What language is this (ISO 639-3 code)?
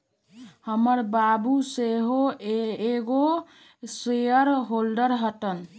mag